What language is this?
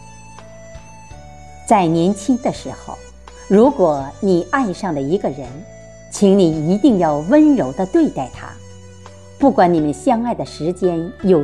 Chinese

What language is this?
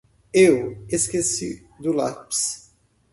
Portuguese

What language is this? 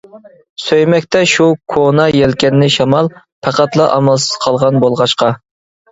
Uyghur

